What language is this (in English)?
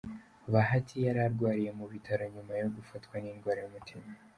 Kinyarwanda